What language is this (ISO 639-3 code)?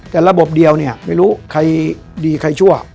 tha